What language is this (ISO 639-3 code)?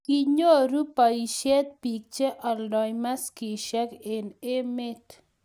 kln